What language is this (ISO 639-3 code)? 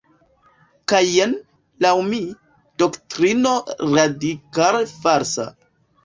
epo